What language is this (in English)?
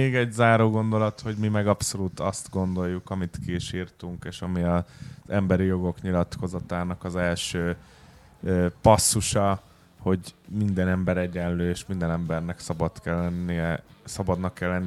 Hungarian